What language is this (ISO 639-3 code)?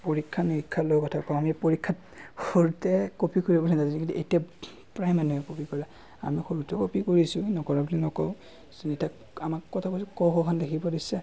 asm